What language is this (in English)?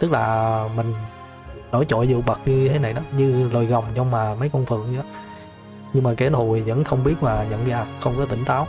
Vietnamese